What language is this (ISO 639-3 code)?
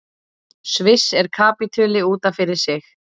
isl